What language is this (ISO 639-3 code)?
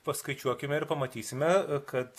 lit